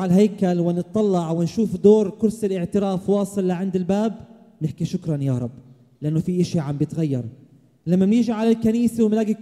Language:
Arabic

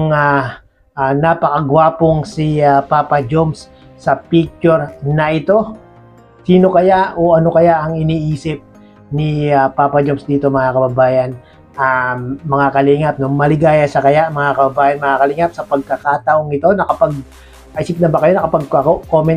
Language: Filipino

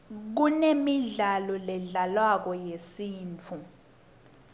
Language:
Swati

